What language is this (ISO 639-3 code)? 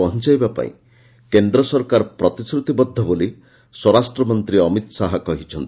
ori